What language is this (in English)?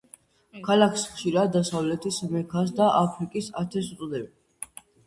Georgian